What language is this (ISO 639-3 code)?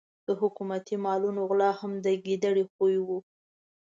pus